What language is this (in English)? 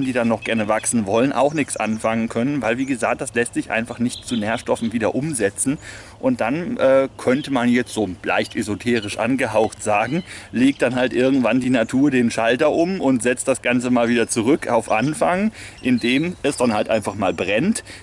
German